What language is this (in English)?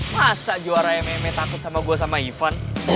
Indonesian